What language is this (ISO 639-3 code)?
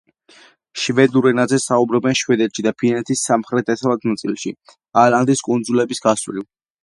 kat